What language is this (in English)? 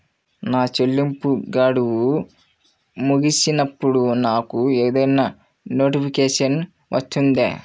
Telugu